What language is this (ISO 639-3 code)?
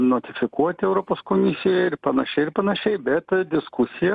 lit